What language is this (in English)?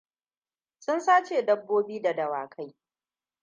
Hausa